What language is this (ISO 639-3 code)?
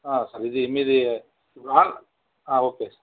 tel